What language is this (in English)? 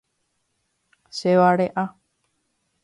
Guarani